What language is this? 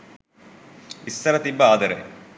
Sinhala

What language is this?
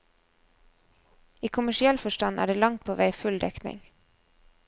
Norwegian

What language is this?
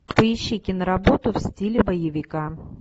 Russian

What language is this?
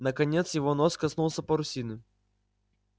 Russian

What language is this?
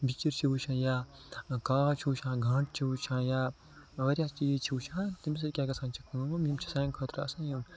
Kashmiri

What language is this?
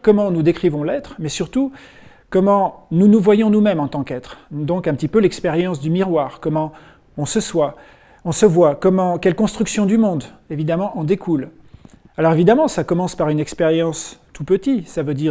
French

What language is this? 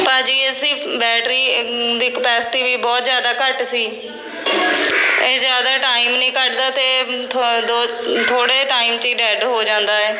Punjabi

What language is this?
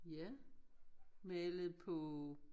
Danish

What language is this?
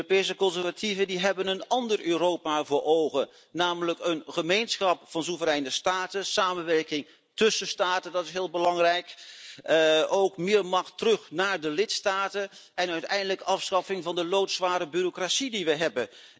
Dutch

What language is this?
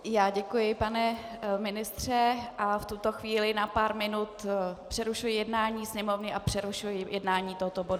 Czech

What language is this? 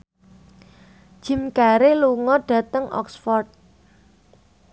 Javanese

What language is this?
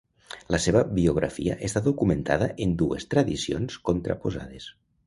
Catalan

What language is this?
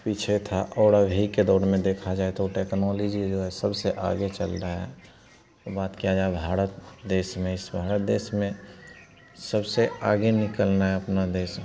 Hindi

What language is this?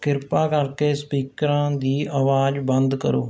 Punjabi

